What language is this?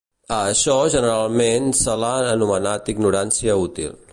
Catalan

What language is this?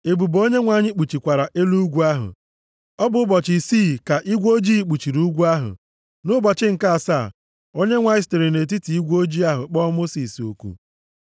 Igbo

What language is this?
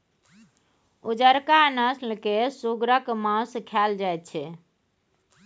Maithili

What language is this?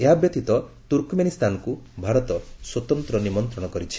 Odia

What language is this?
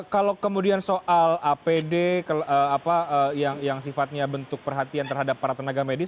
Indonesian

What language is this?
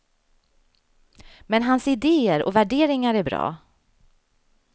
Swedish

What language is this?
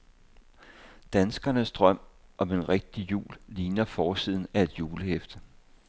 Danish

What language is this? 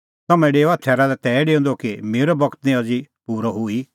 Kullu Pahari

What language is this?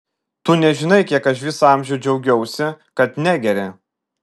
Lithuanian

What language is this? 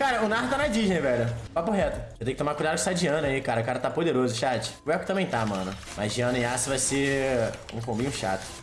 Portuguese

